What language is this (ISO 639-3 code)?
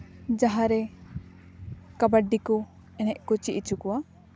sat